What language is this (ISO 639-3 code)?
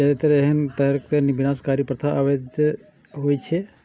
mai